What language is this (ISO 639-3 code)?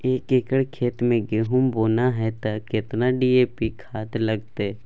mai